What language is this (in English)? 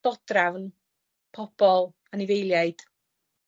Welsh